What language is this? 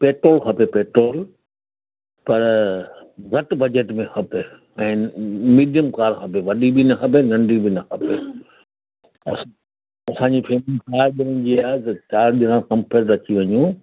Sindhi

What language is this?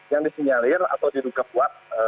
Indonesian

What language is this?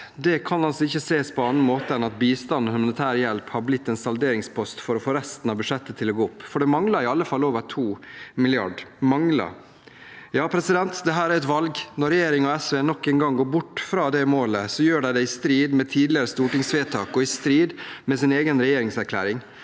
Norwegian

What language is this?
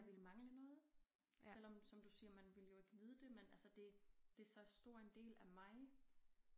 Danish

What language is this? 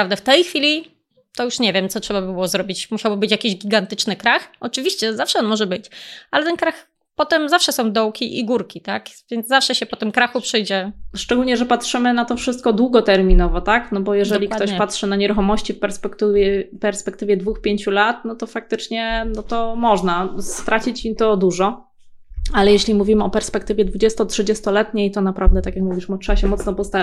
Polish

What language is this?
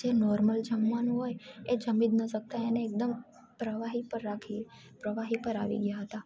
Gujarati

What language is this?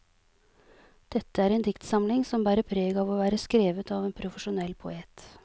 Norwegian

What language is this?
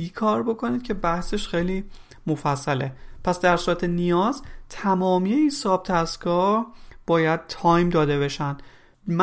Persian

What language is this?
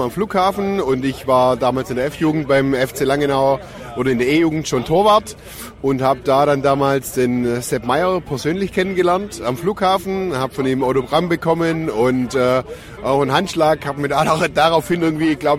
German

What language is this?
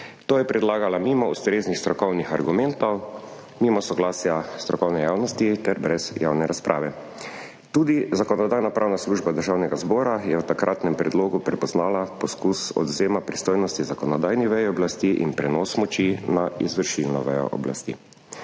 Slovenian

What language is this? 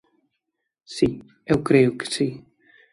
Galician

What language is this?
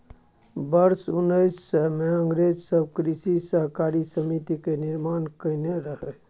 Maithili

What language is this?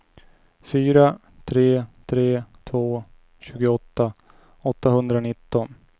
Swedish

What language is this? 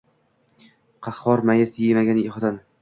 Uzbek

